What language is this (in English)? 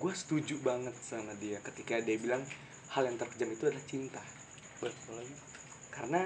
Indonesian